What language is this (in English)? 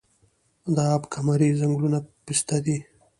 Pashto